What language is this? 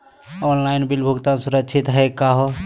Magahi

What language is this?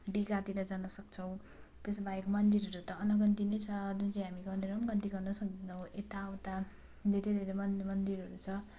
Nepali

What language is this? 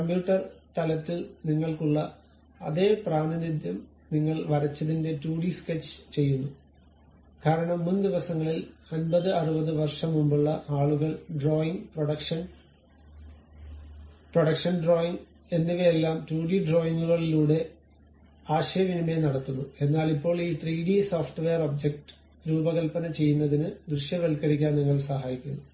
Malayalam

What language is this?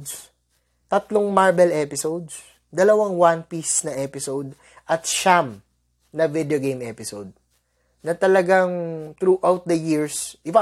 Filipino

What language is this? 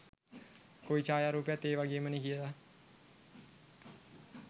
Sinhala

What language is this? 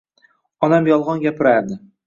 Uzbek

